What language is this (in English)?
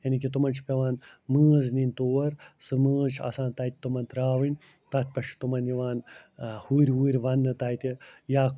Kashmiri